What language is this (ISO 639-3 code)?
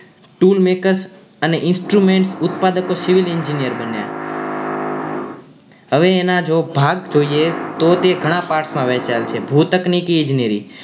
guj